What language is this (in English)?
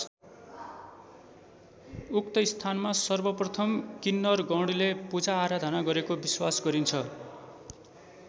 Nepali